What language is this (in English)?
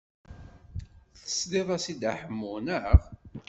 Kabyle